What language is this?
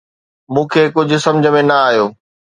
Sindhi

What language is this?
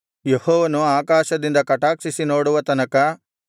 Kannada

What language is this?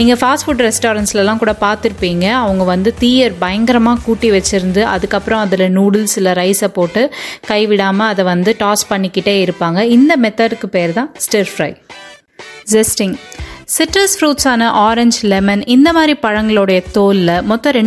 Tamil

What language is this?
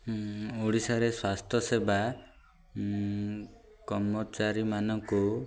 Odia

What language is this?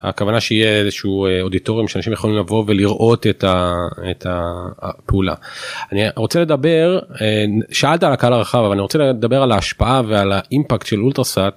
Hebrew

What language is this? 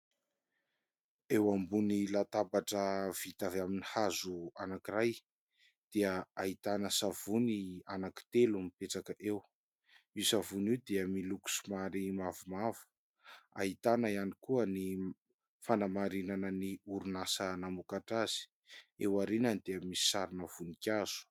Malagasy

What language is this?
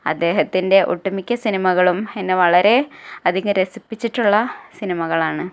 Malayalam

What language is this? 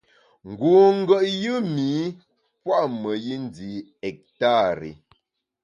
Bamun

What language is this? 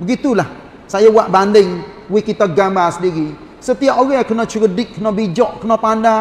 Malay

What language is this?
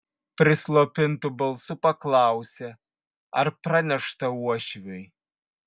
Lithuanian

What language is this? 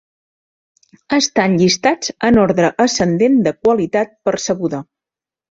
Catalan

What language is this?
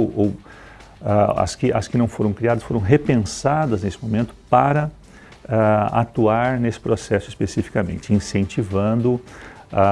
Portuguese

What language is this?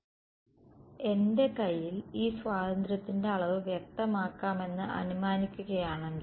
Malayalam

